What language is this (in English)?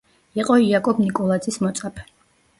Georgian